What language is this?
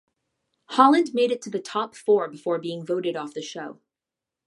English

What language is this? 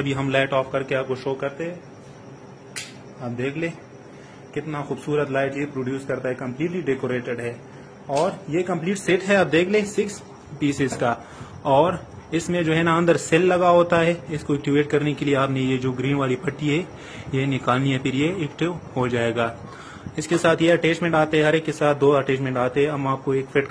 Hindi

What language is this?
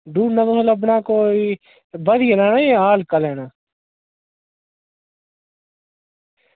Dogri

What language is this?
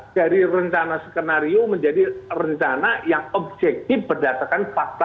Indonesian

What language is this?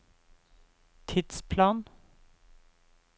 Norwegian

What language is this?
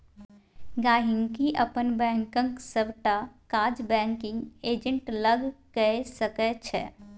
Maithili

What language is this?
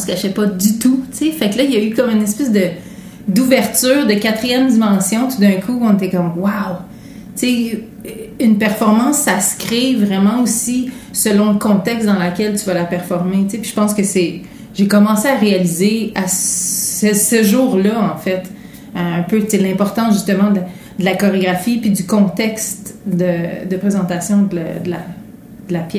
French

